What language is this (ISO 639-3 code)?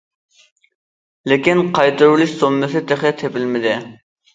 uig